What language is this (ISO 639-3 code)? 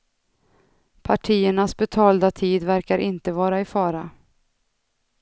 swe